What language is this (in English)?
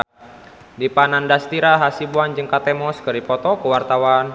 Sundanese